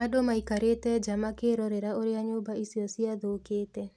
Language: Kikuyu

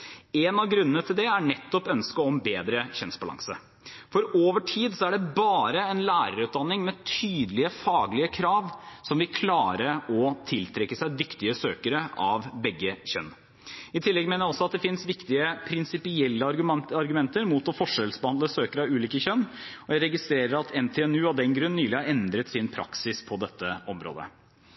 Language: Norwegian Bokmål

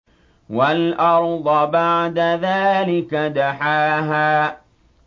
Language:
Arabic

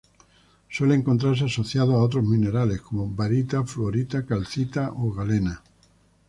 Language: Spanish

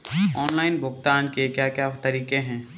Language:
Hindi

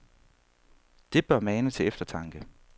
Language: Danish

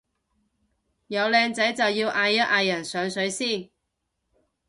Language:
Cantonese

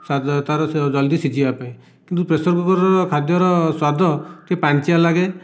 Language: Odia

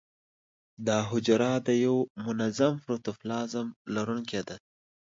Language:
Pashto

